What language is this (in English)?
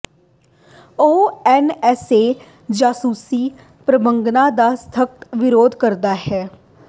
Punjabi